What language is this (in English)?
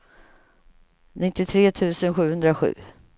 Swedish